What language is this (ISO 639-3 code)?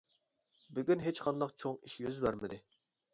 uig